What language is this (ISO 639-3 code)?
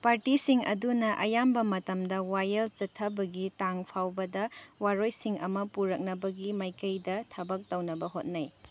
mni